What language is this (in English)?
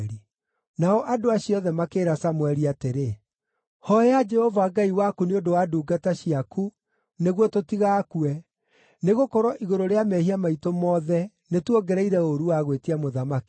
Kikuyu